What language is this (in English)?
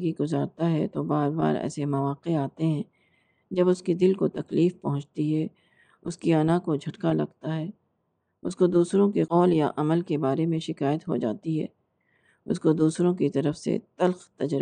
Urdu